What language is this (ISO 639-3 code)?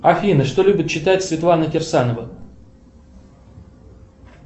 rus